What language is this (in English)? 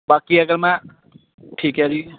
Punjabi